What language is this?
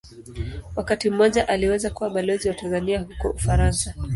Swahili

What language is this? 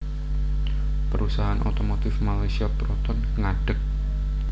Javanese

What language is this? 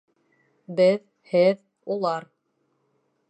Bashkir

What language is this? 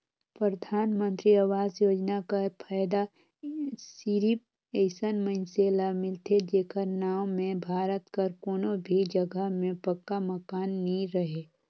Chhattisgarhi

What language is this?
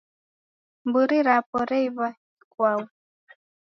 Taita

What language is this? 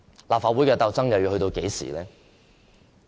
Cantonese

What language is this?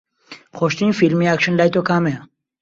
Central Kurdish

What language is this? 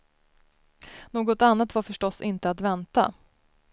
Swedish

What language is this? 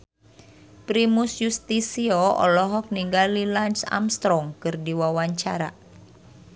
Sundanese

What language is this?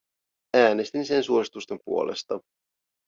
Finnish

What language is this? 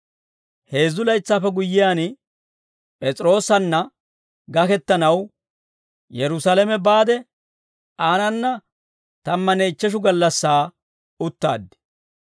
Dawro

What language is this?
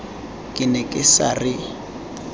Tswana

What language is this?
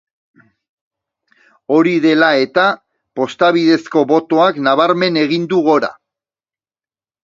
Basque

